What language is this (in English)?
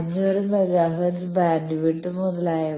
Malayalam